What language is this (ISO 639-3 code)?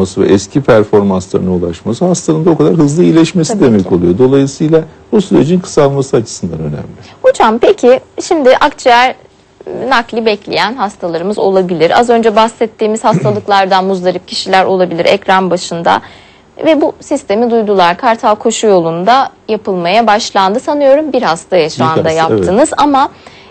tur